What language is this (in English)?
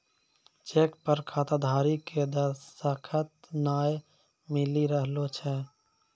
Maithili